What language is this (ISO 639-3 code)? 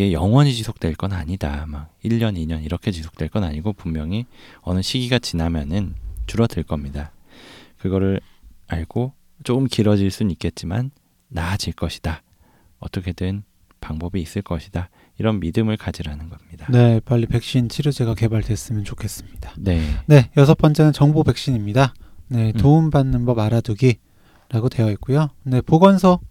kor